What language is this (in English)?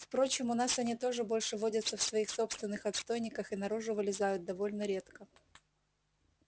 Russian